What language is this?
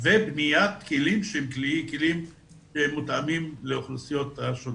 Hebrew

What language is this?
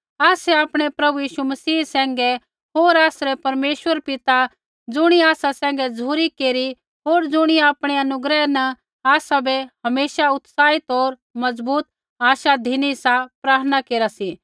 Kullu Pahari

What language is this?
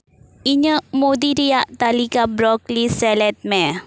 Santali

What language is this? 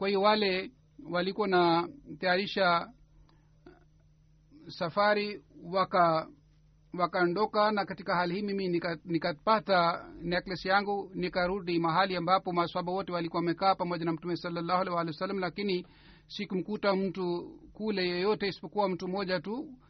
Swahili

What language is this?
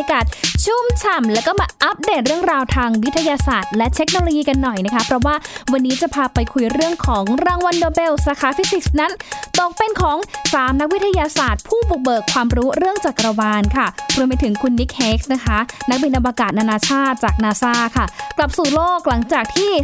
Thai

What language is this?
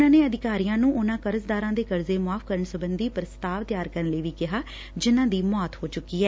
Punjabi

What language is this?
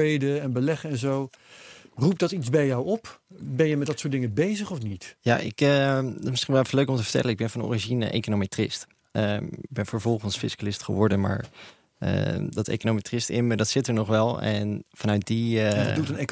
Dutch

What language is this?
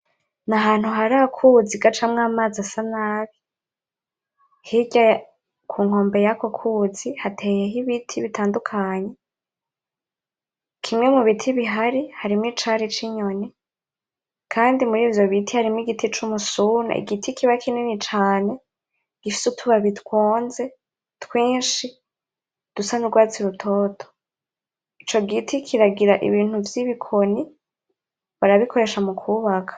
Rundi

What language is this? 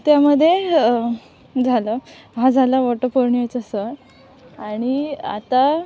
Marathi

